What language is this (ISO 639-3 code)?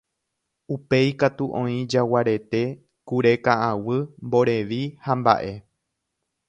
grn